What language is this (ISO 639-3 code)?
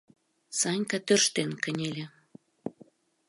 chm